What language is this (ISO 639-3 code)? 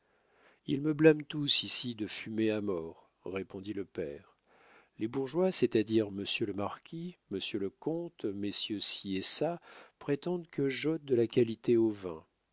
fra